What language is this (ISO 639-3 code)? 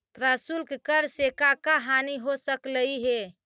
mag